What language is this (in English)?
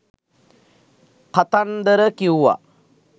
Sinhala